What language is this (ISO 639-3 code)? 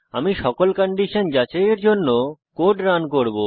ben